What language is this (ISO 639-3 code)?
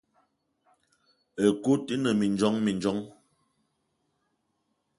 eto